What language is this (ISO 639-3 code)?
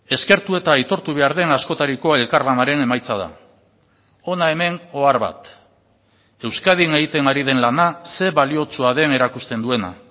eus